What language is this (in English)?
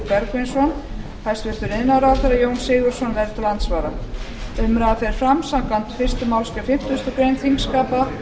Icelandic